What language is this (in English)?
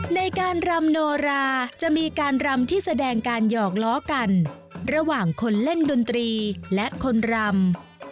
Thai